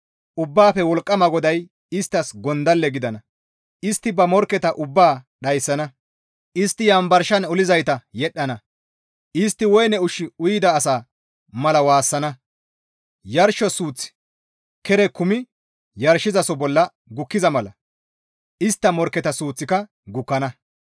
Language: Gamo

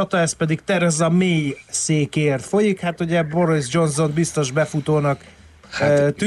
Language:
Hungarian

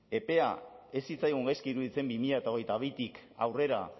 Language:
Basque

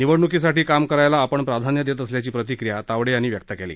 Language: Marathi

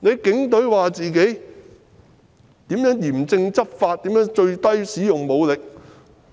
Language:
Cantonese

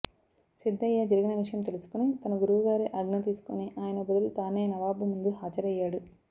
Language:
Telugu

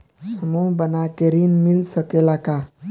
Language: Bhojpuri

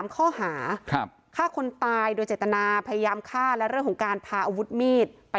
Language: Thai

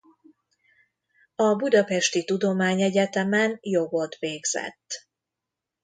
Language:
Hungarian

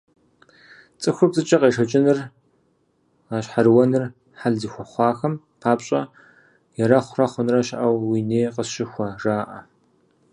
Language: Kabardian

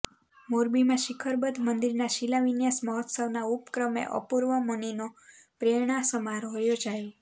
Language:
Gujarati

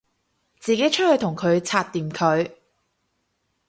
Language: Cantonese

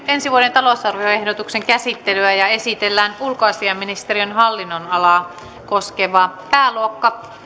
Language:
Finnish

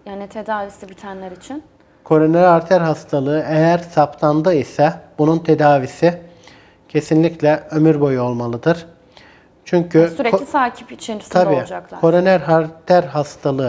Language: Turkish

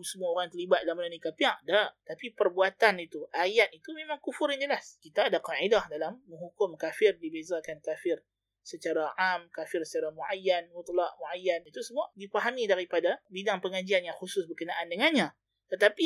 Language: Malay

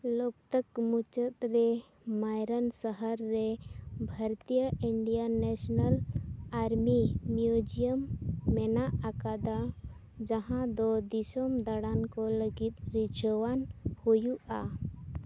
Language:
Santali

